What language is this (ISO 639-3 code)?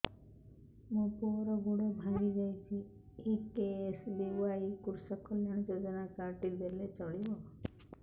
ori